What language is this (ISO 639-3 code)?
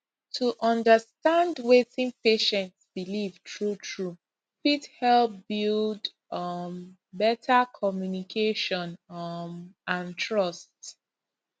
pcm